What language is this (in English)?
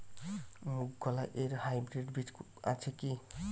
Bangla